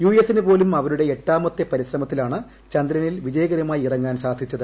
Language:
Malayalam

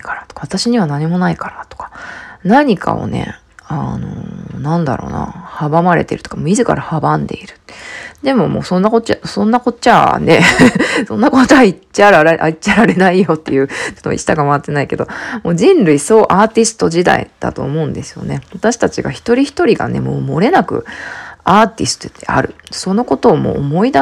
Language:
Japanese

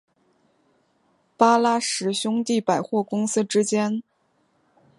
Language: Chinese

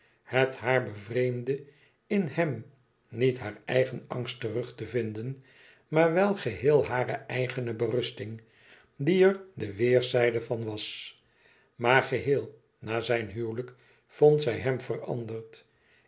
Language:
Dutch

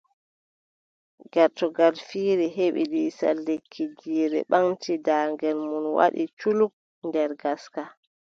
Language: Adamawa Fulfulde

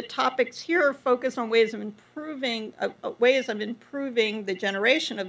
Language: English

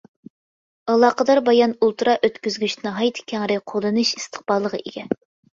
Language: Uyghur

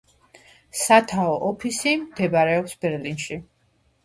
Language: Georgian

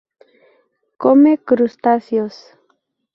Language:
Spanish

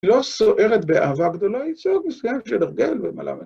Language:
Hebrew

